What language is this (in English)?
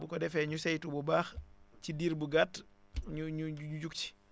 Wolof